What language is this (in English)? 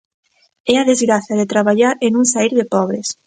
Galician